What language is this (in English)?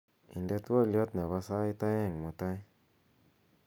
Kalenjin